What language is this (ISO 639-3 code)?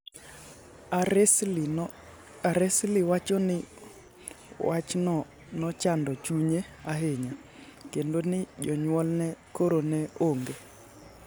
luo